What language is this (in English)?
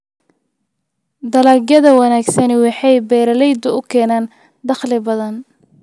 Somali